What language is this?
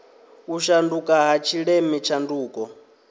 Venda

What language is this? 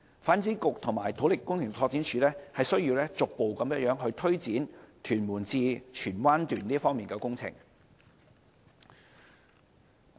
Cantonese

